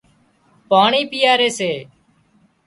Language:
Wadiyara Koli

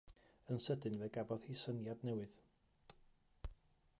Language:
Welsh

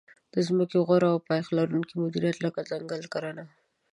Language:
Pashto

